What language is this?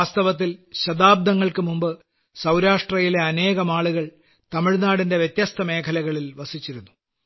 Malayalam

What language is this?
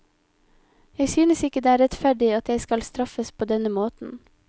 Norwegian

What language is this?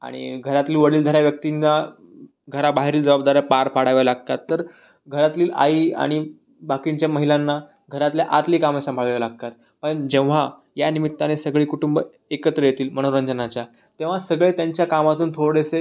Marathi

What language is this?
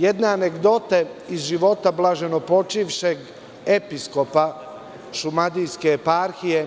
Serbian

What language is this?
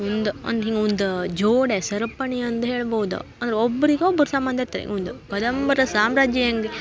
Kannada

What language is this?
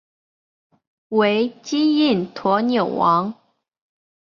Chinese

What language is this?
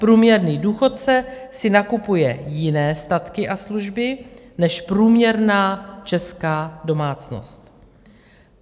Czech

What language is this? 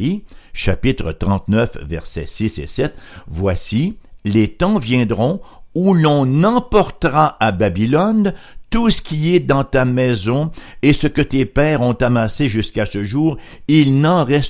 French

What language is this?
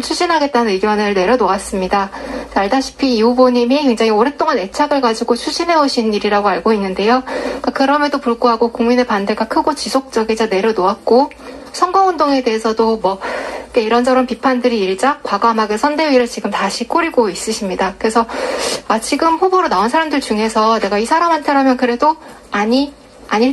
Korean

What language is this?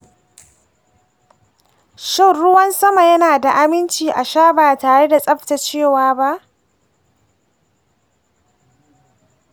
Hausa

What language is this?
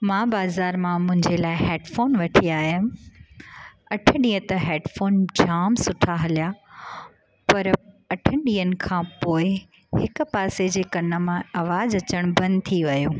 Sindhi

